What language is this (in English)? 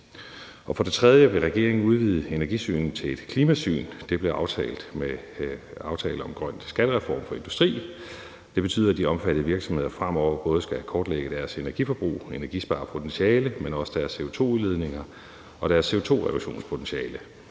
Danish